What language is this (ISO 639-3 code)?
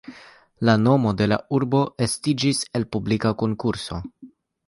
epo